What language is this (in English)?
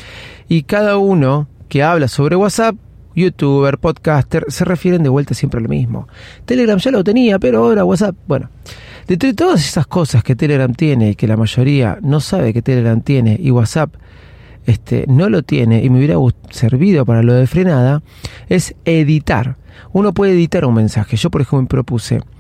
Spanish